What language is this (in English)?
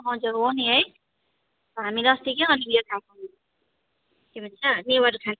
Nepali